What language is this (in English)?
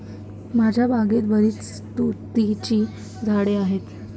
Marathi